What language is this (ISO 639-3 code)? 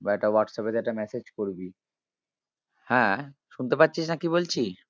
ben